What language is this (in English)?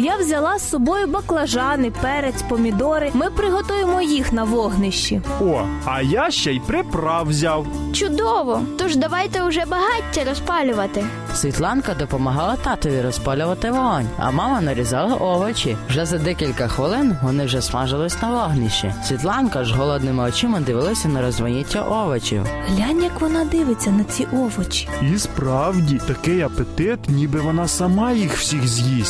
Ukrainian